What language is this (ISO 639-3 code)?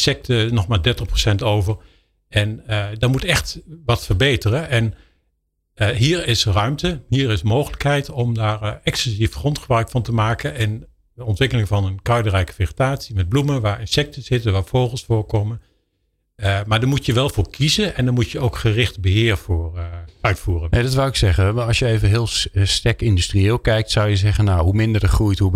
nld